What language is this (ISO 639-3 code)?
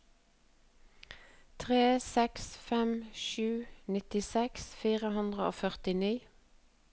nor